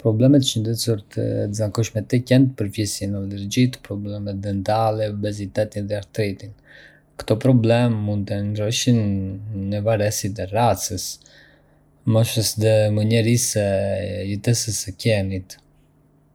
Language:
Arbëreshë Albanian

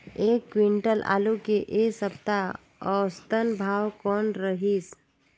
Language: Chhattisgarhi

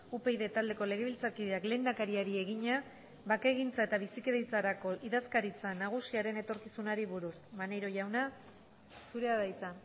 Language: Basque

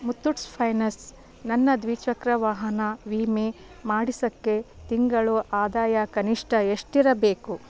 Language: Kannada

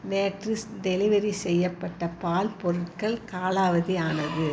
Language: Tamil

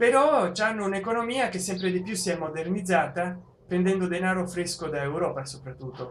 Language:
Italian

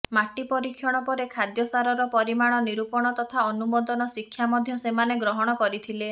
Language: Odia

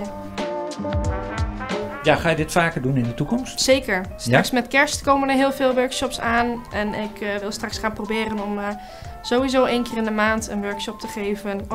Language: Dutch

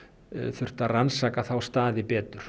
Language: Icelandic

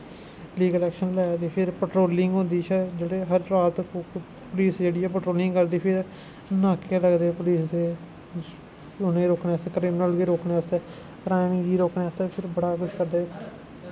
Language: Dogri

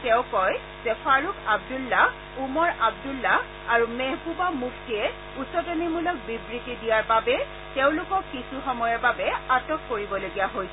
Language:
Assamese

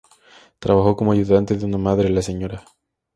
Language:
Spanish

